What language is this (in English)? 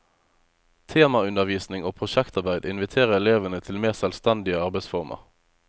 Norwegian